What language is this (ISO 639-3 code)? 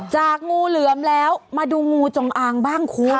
tha